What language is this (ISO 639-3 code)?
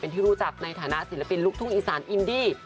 tha